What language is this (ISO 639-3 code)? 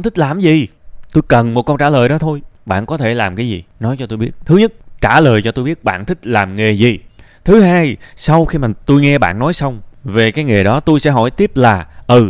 vie